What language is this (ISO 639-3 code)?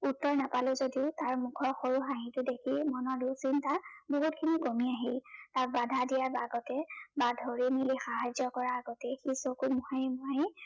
asm